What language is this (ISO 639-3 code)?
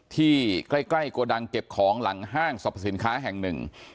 tha